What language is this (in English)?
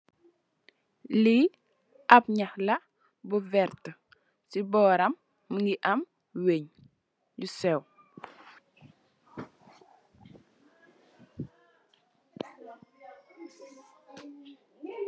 Wolof